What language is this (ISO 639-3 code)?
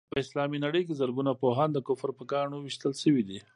pus